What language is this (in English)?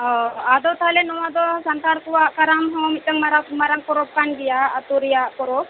Santali